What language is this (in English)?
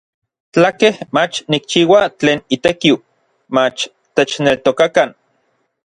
Orizaba Nahuatl